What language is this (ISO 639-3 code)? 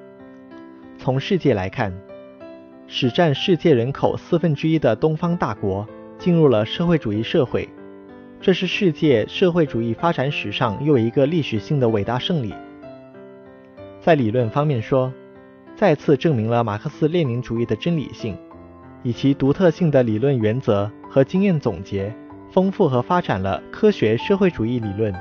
zho